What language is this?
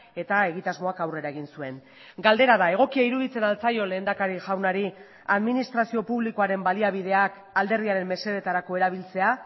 Basque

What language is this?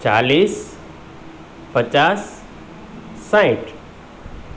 Gujarati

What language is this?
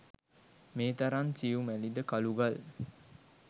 Sinhala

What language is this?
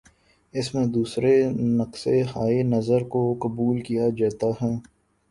Urdu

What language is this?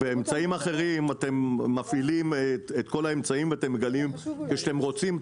Hebrew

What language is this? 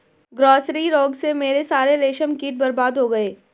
Hindi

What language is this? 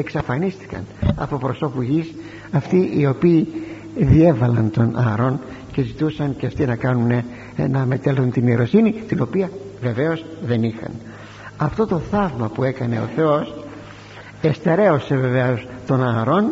Greek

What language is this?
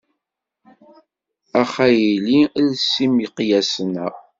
Kabyle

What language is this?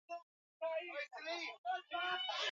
Swahili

